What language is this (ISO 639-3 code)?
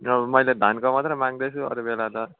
nep